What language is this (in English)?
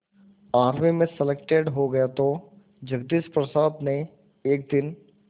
Hindi